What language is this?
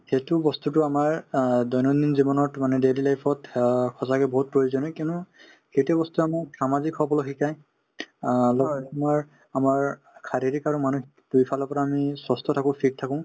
Assamese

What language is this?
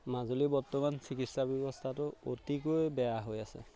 Assamese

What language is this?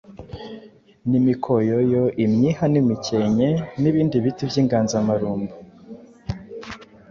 Kinyarwanda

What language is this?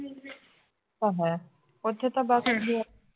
Punjabi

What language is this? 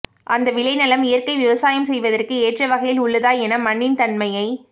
Tamil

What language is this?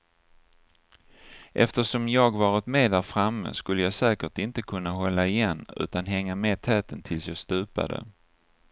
Swedish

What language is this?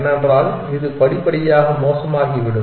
Tamil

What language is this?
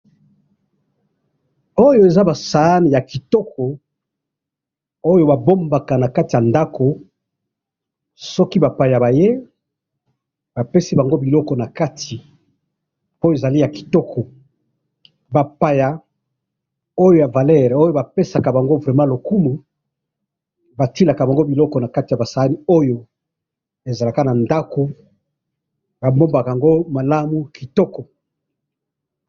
Lingala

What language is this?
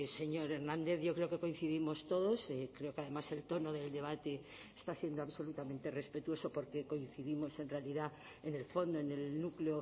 Spanish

